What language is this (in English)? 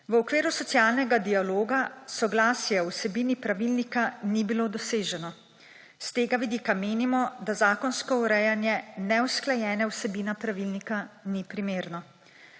Slovenian